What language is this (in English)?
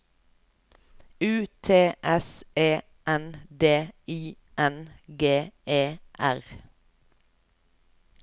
Norwegian